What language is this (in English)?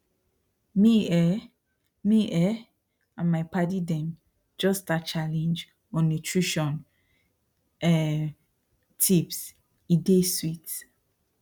Nigerian Pidgin